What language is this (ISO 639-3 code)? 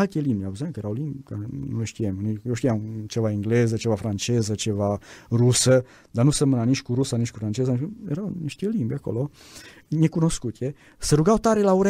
ron